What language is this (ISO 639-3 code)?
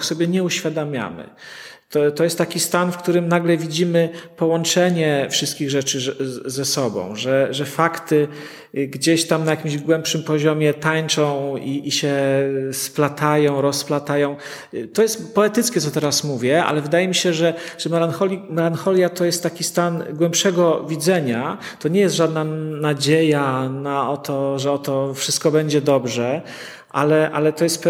pol